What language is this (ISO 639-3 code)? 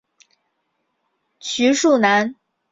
zho